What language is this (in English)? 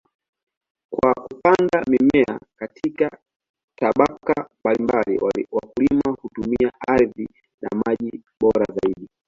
Swahili